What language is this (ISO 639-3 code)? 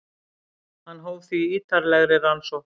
isl